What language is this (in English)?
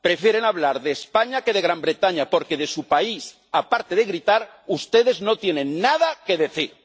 Spanish